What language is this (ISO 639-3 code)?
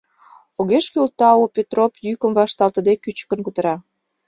chm